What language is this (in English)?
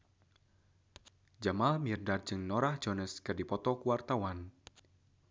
Sundanese